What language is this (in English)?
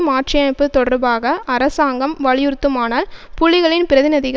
Tamil